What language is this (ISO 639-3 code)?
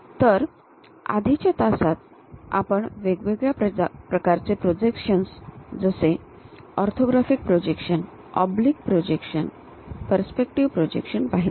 mar